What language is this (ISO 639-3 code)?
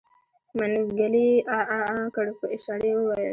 pus